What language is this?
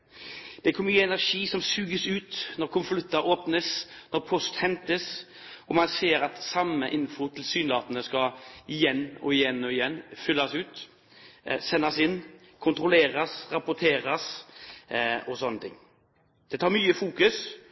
Norwegian Bokmål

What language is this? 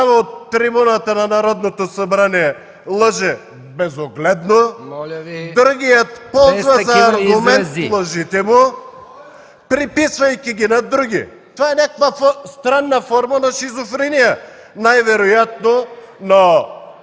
Bulgarian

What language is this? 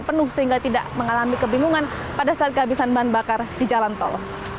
Indonesian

